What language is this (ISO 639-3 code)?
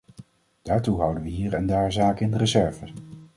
nld